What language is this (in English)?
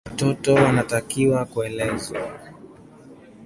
Swahili